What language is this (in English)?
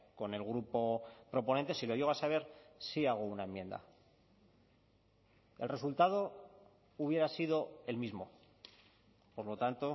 Spanish